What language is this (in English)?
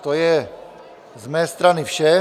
Czech